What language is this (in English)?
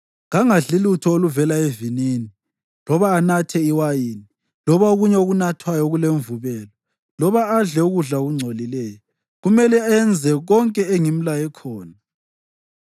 North Ndebele